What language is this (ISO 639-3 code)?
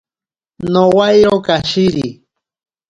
prq